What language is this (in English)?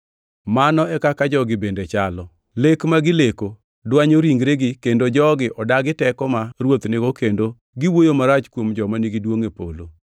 Luo (Kenya and Tanzania)